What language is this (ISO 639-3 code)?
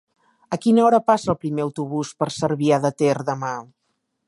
cat